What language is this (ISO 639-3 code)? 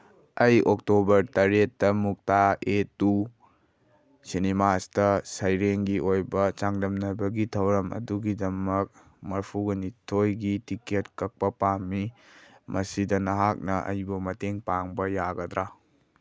mni